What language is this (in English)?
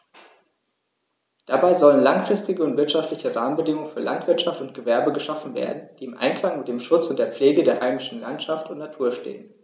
German